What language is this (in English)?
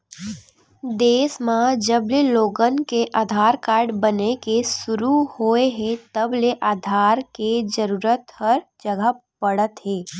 Chhattisgarhi